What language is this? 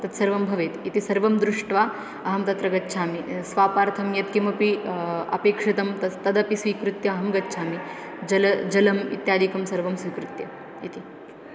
Sanskrit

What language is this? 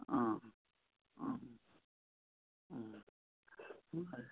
Nepali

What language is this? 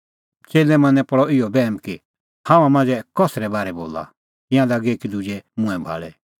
Kullu Pahari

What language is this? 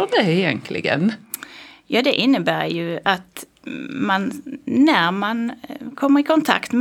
Swedish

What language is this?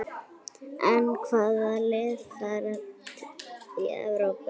Icelandic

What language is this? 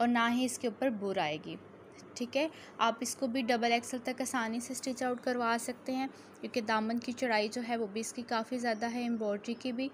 Hindi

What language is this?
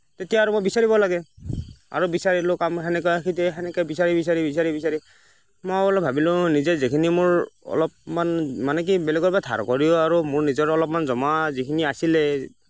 Assamese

